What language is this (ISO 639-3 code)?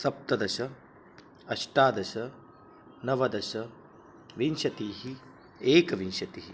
san